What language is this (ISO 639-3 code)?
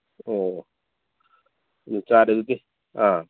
mni